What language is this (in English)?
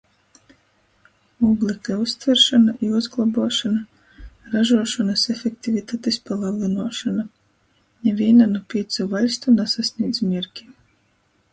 Latgalian